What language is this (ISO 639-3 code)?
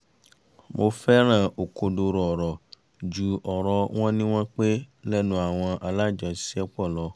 yor